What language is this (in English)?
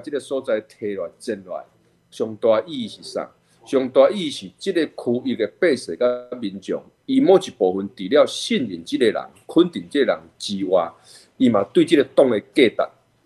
Chinese